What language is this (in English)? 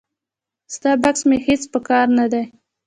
Pashto